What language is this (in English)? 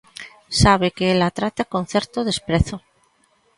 Galician